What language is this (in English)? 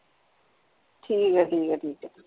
Punjabi